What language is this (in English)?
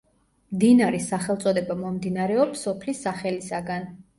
Georgian